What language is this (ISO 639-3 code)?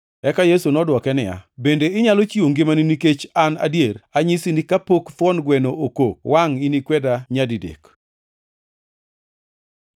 luo